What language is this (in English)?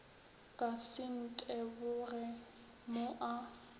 Northern Sotho